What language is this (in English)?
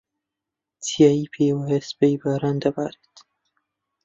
Central Kurdish